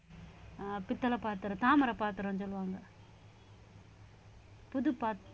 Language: Tamil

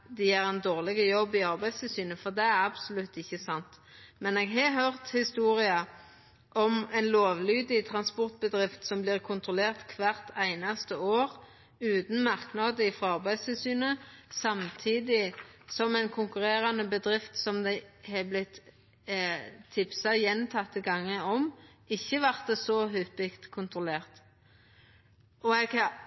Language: Norwegian Nynorsk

